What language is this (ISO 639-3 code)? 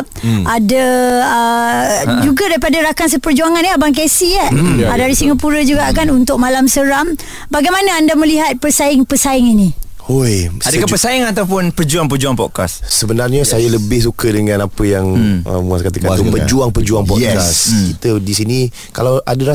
msa